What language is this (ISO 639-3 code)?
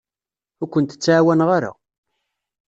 kab